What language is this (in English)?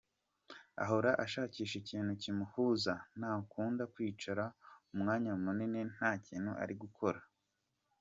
Kinyarwanda